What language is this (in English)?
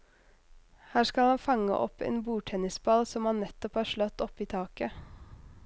Norwegian